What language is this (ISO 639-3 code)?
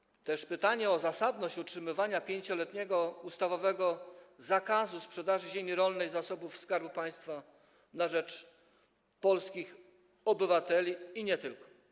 pol